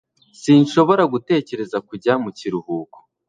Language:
Kinyarwanda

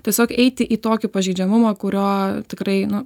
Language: Lithuanian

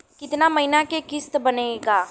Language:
Bhojpuri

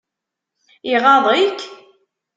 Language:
Kabyle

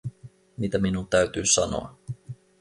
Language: Finnish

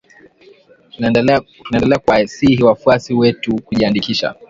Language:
Swahili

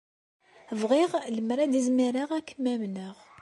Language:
Kabyle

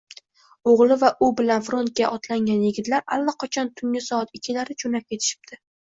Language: Uzbek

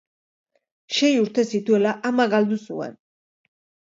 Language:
Basque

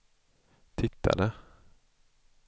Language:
Swedish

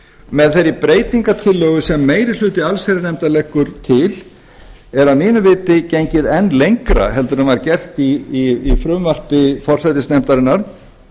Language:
Icelandic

